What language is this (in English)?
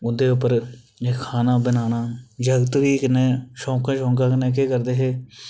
Dogri